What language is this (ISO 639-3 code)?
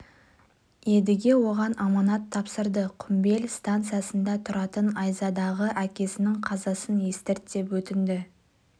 kaz